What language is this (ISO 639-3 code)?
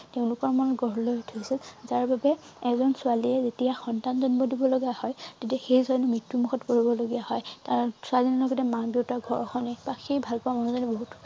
asm